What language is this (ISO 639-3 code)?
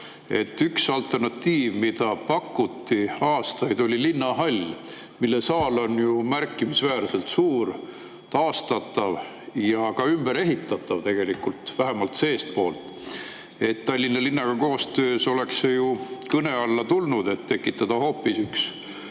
est